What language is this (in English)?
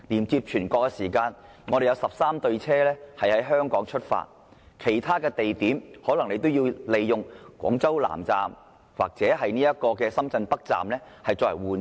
Cantonese